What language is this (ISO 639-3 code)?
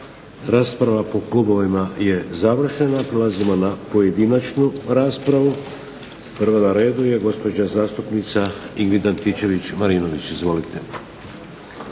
hrv